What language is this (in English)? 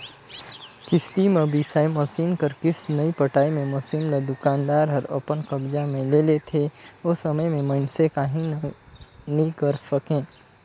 Chhattisgarhi